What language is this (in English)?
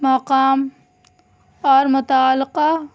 Urdu